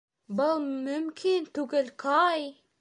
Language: Bashkir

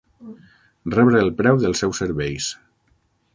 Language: Catalan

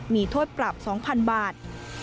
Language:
Thai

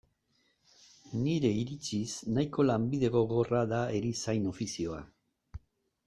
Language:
Basque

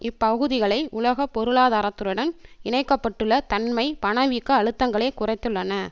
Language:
Tamil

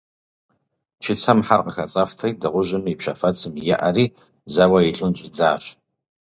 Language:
Kabardian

